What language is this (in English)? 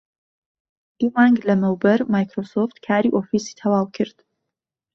Central Kurdish